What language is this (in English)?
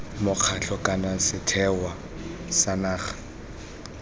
Tswana